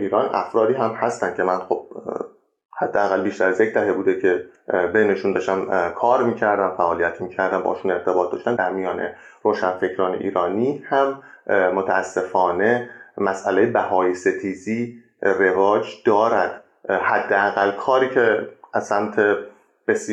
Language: Persian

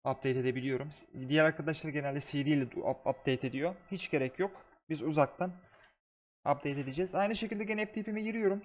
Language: Turkish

